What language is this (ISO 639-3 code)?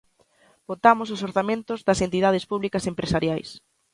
glg